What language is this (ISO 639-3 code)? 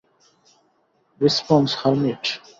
ben